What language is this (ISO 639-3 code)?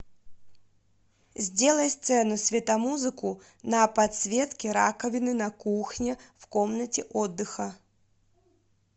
rus